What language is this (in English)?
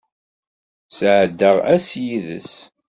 Kabyle